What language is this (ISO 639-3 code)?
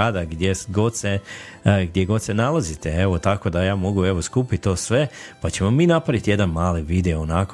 hrv